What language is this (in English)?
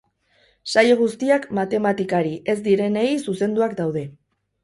Basque